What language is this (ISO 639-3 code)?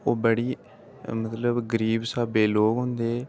doi